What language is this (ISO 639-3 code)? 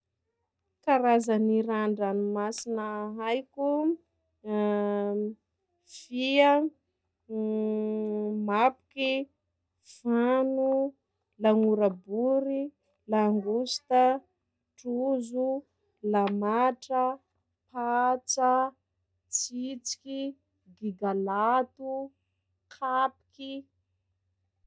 skg